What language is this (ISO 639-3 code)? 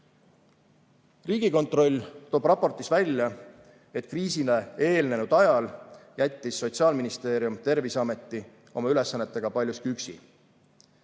est